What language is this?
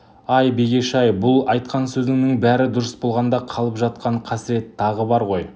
Kazakh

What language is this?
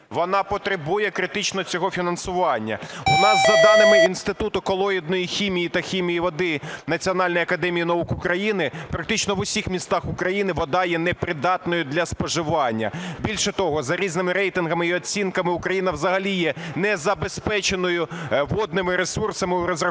Ukrainian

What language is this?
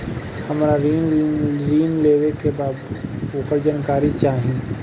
Bhojpuri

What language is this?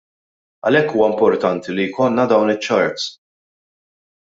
Maltese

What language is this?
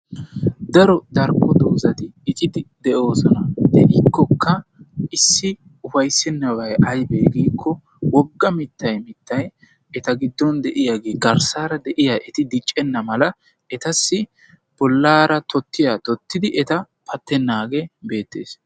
Wolaytta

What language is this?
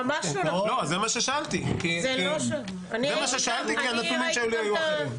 Hebrew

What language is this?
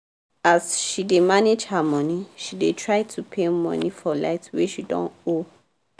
Nigerian Pidgin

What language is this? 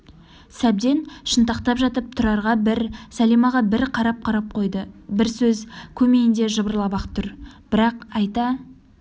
Kazakh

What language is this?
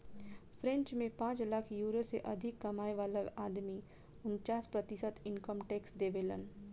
Bhojpuri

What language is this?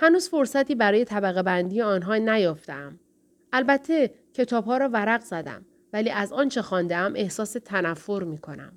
Persian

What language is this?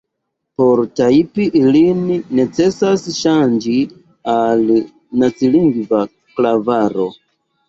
Esperanto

